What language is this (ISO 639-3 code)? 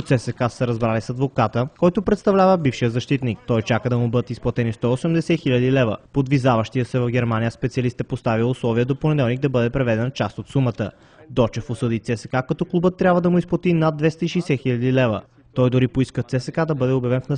bul